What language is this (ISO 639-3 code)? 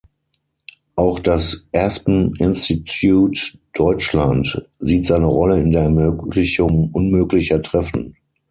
deu